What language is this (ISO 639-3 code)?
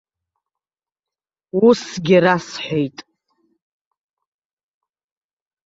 abk